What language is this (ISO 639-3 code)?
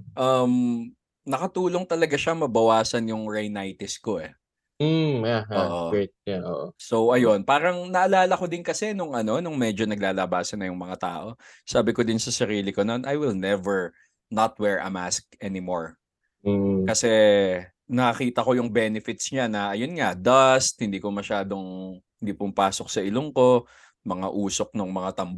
fil